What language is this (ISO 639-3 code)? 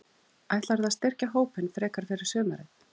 isl